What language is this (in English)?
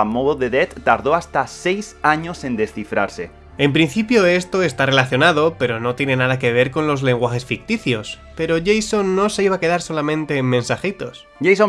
Spanish